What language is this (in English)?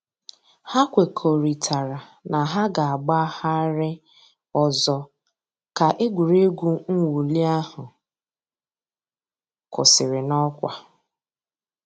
Igbo